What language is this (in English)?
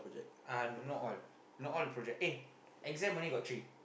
English